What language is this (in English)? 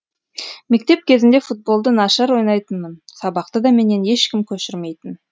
Kazakh